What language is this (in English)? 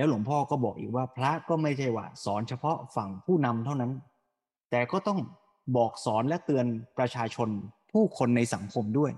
Thai